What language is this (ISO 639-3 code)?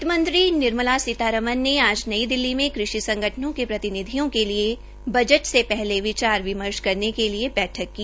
hin